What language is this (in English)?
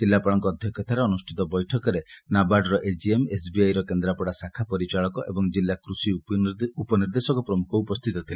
Odia